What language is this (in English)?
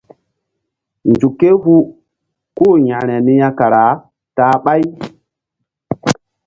Mbum